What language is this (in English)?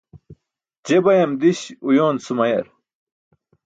Burushaski